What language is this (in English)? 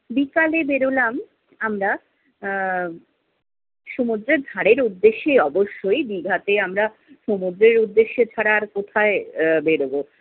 Bangla